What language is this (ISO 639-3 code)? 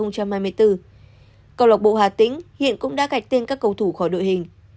vie